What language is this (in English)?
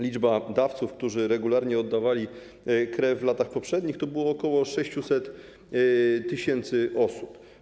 Polish